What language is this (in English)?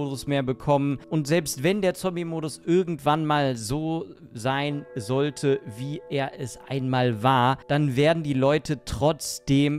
German